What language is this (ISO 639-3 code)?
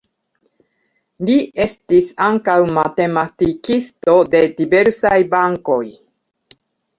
epo